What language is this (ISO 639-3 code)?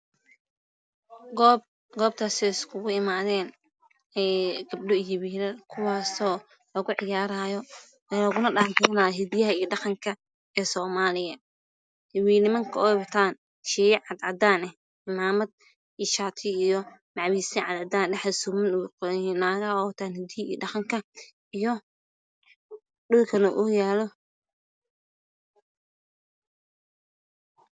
som